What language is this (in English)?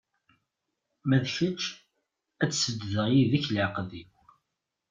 Kabyle